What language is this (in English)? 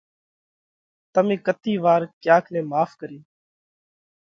Parkari Koli